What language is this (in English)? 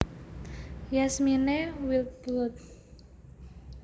Javanese